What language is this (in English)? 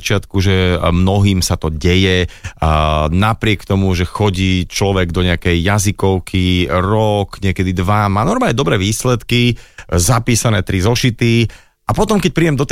Slovak